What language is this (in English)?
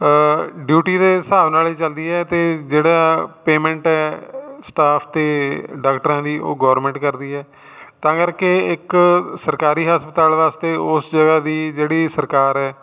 Punjabi